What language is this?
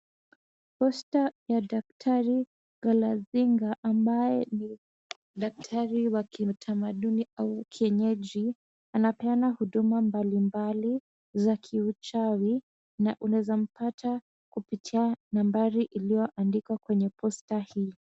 Swahili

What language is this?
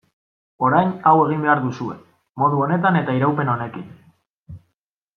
Basque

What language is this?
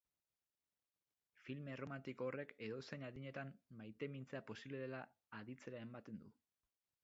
Basque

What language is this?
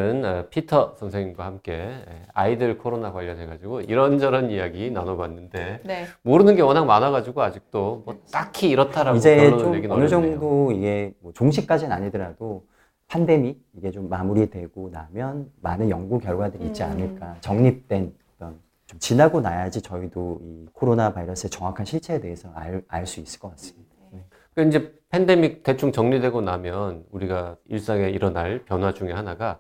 Korean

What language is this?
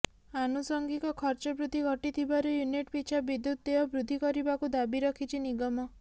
Odia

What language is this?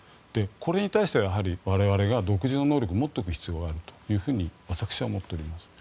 Japanese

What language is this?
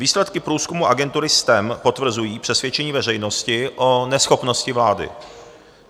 Czech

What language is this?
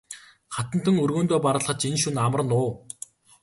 Mongolian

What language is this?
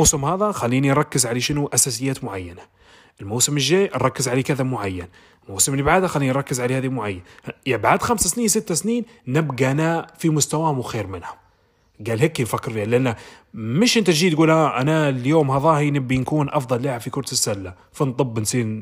Arabic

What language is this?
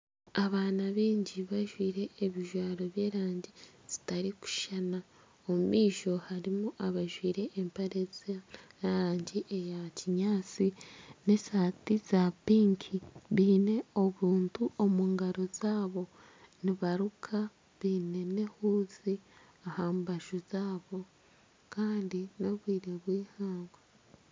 Nyankole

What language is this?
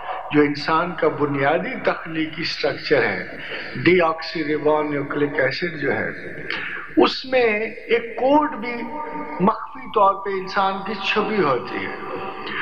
Hindi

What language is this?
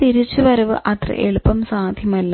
Malayalam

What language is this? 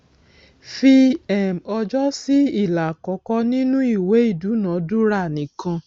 Yoruba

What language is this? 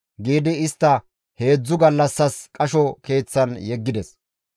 Gamo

